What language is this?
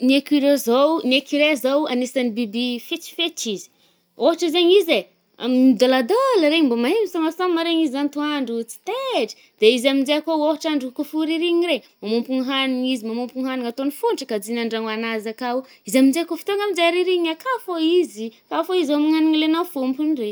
Northern Betsimisaraka Malagasy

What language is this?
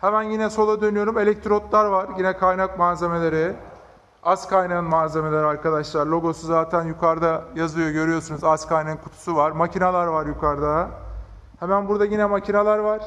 Turkish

